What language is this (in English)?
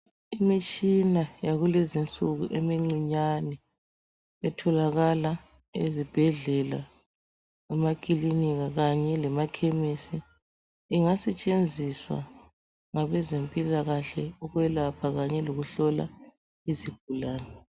North Ndebele